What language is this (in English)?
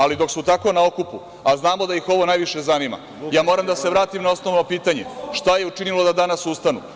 Serbian